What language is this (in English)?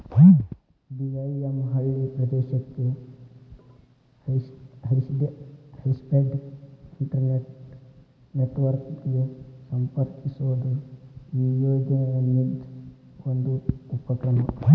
Kannada